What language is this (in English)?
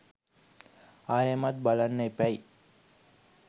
Sinhala